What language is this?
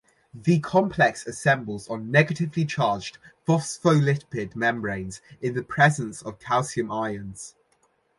English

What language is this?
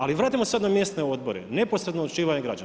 Croatian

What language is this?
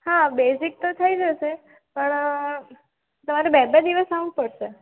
Gujarati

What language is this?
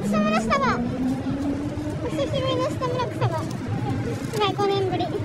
Japanese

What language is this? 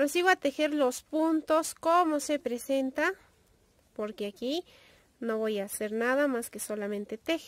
Spanish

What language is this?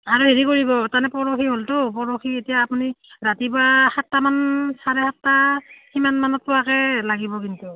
Assamese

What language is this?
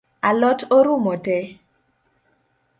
Luo (Kenya and Tanzania)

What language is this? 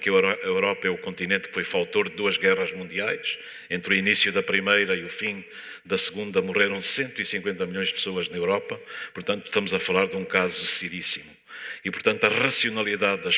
Portuguese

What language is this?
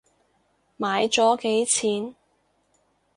Cantonese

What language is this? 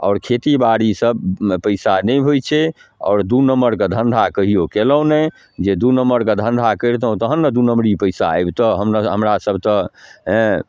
Maithili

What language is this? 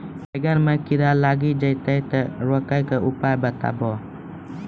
Maithili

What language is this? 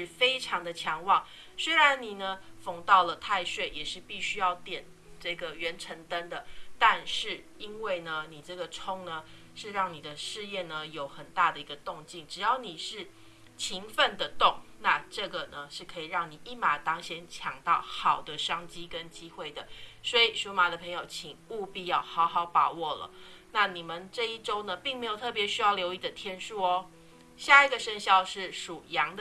Chinese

